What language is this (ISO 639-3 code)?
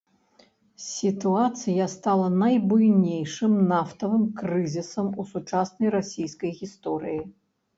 bel